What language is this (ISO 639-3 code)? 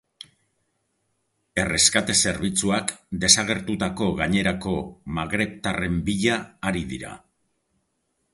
eus